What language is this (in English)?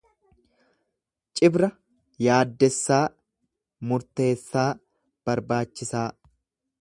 Oromo